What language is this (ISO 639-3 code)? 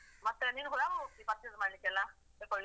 kan